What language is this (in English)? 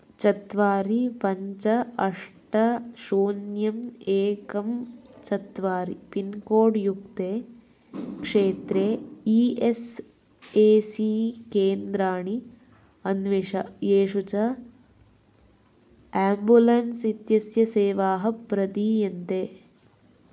Sanskrit